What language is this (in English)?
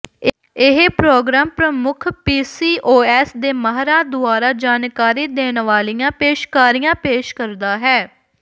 Punjabi